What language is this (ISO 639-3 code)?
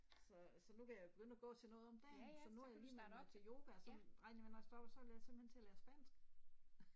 dan